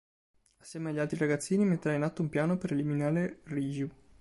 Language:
Italian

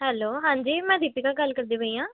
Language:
Punjabi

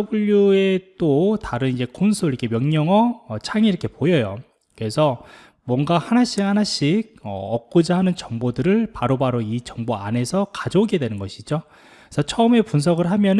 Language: Korean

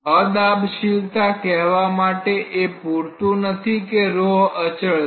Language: Gujarati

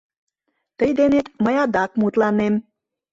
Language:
Mari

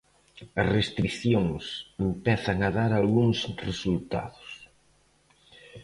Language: Galician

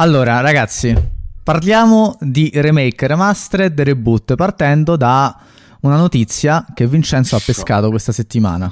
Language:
Italian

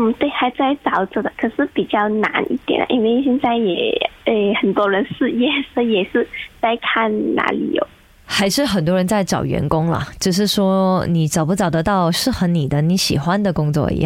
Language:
Chinese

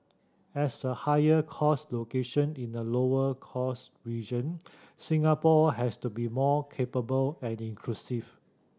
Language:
English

